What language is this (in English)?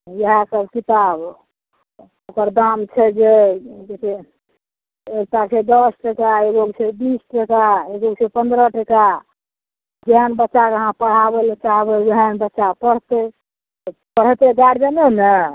Maithili